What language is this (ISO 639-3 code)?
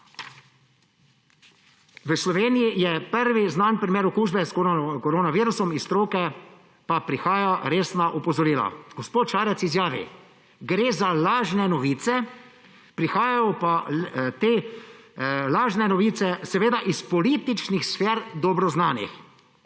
slv